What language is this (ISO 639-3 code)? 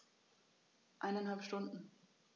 deu